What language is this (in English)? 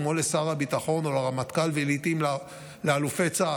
Hebrew